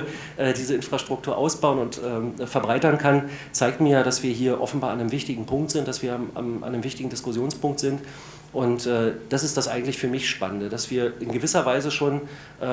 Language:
German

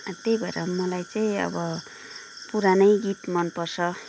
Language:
Nepali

